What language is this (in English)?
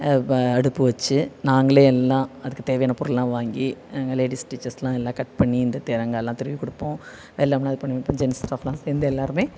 Tamil